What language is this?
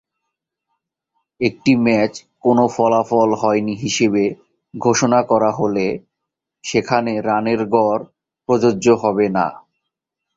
Bangla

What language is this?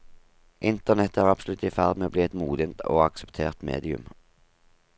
Norwegian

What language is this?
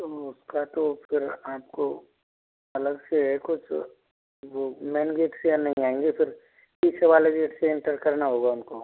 Hindi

